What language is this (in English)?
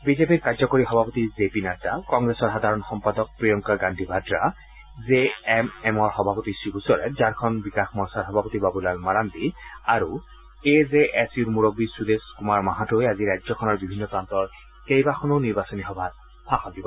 Assamese